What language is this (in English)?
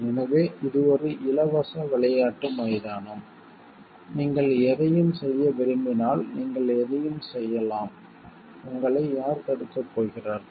Tamil